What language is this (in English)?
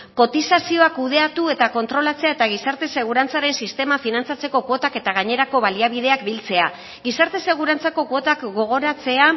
Basque